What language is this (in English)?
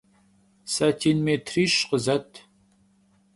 Kabardian